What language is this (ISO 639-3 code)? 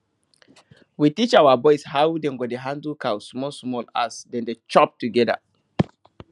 pcm